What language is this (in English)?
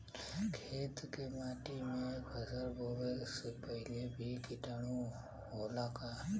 Bhojpuri